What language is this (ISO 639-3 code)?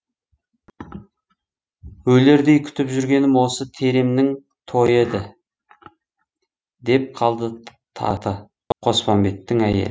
kaz